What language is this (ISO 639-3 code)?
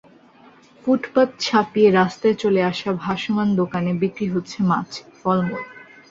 ben